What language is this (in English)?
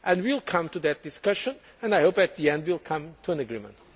English